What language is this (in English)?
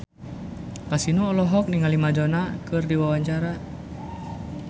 Sundanese